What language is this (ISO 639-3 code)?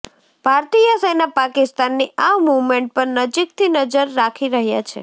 guj